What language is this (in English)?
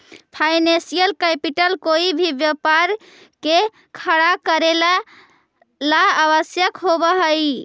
Magahi